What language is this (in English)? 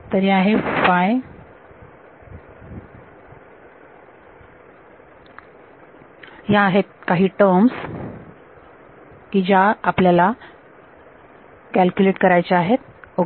Marathi